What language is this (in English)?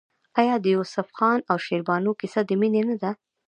Pashto